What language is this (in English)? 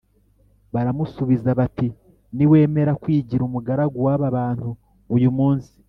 Kinyarwanda